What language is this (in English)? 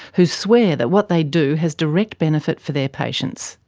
English